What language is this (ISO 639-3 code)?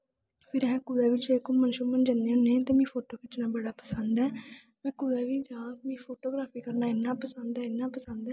doi